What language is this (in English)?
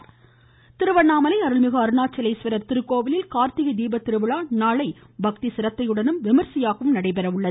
Tamil